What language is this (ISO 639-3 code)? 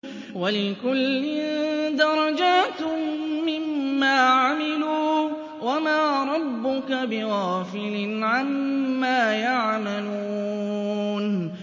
ara